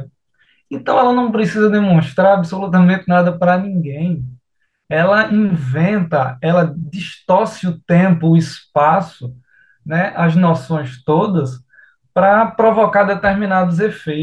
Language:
Portuguese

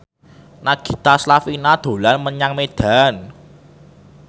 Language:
Javanese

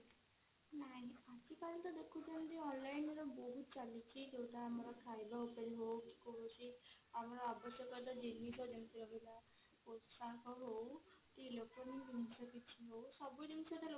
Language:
Odia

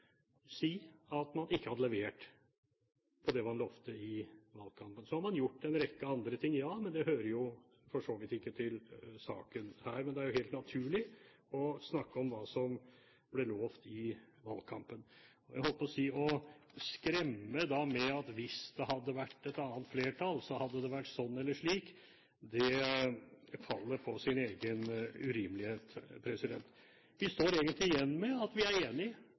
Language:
Norwegian Bokmål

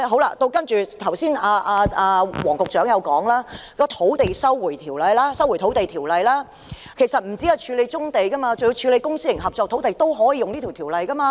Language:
Cantonese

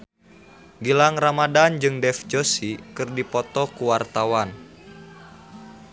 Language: Sundanese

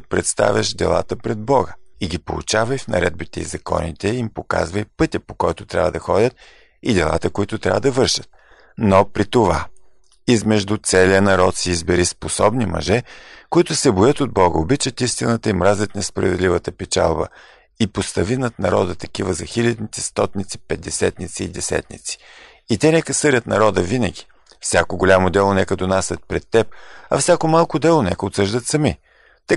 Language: Bulgarian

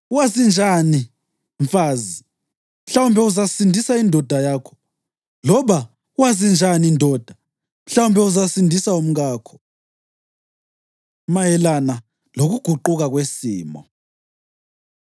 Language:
North Ndebele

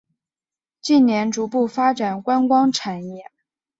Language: Chinese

